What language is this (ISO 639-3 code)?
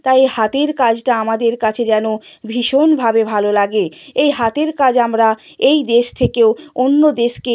ben